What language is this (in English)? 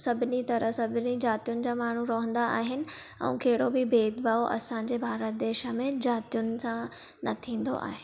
Sindhi